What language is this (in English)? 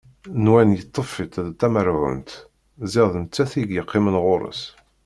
Kabyle